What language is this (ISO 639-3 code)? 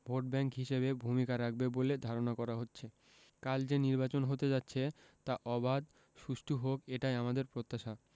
ben